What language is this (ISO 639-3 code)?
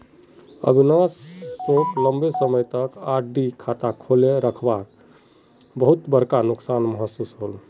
mag